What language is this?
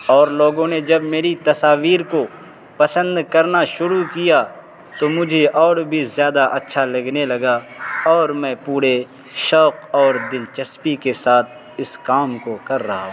Urdu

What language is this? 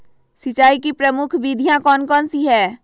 Magahi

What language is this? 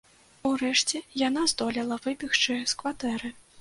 Belarusian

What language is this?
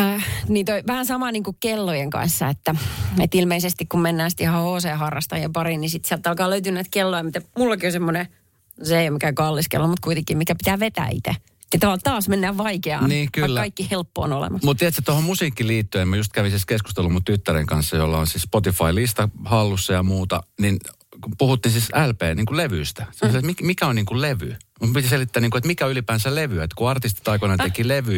Finnish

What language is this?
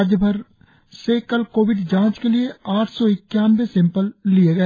Hindi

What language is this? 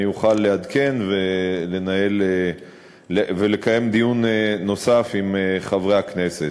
Hebrew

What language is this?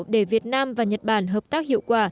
Vietnamese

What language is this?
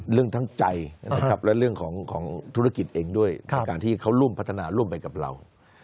Thai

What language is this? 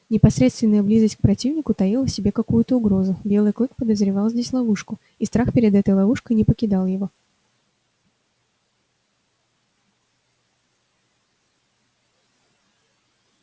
Russian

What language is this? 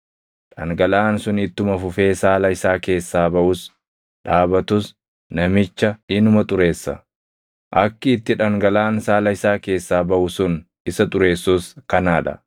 Oromo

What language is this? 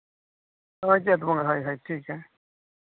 Santali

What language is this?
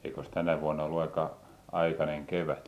Finnish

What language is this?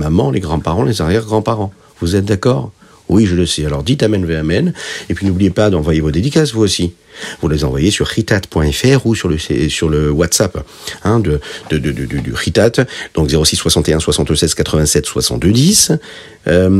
French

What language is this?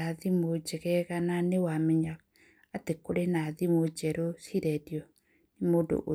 Kikuyu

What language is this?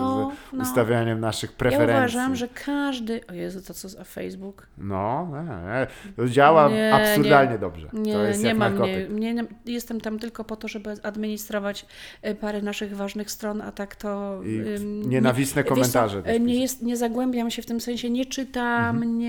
Polish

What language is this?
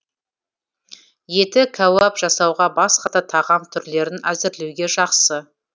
Kazakh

